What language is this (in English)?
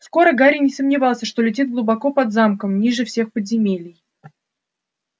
Russian